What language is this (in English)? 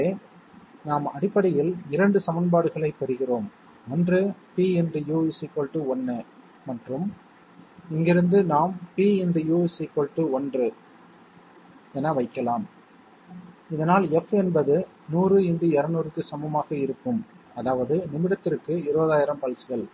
Tamil